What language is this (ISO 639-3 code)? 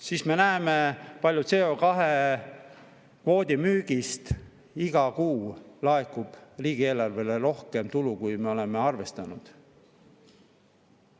est